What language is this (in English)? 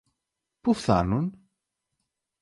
Greek